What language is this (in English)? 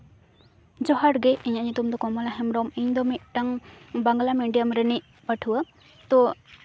Santali